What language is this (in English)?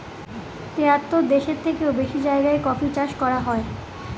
Bangla